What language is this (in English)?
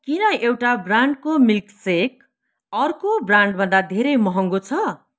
Nepali